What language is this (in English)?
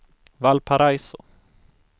Swedish